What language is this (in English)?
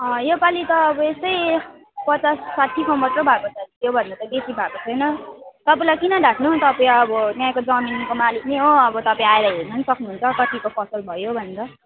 Nepali